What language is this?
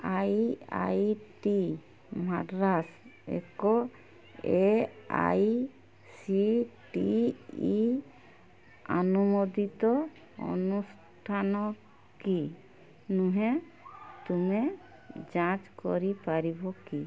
Odia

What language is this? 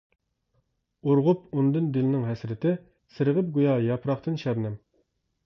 Uyghur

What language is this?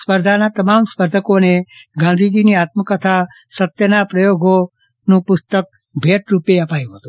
Gujarati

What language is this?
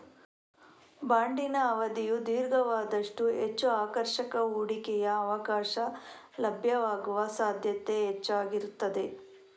Kannada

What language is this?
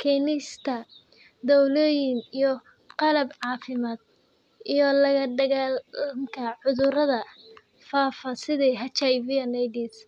Somali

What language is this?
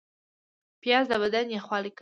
Pashto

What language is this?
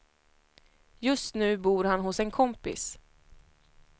Swedish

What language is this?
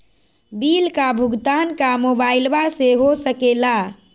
Magahi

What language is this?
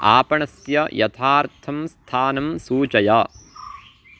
Sanskrit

